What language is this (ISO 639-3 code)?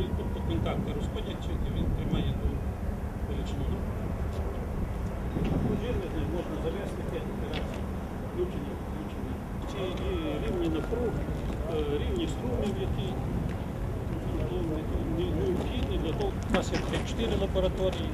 rus